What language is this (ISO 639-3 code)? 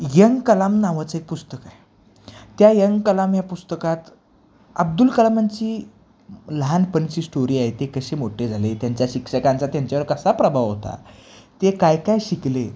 mar